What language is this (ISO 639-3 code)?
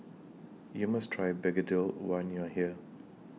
eng